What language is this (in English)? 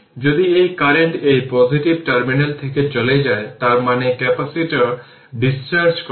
Bangla